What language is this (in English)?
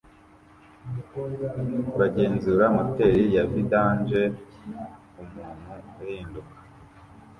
Kinyarwanda